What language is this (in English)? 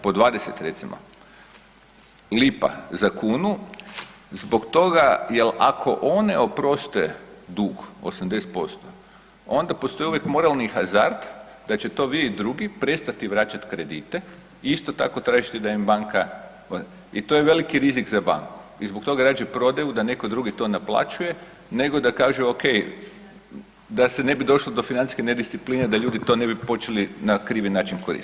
Croatian